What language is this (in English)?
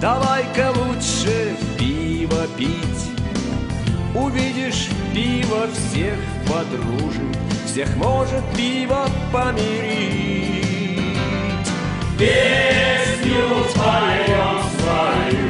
Russian